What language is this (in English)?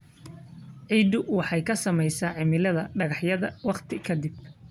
Somali